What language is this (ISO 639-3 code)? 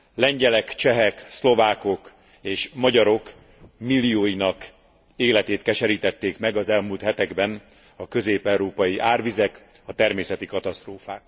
hun